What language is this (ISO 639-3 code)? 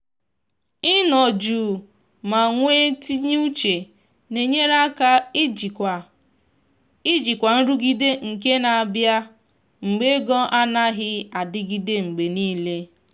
ibo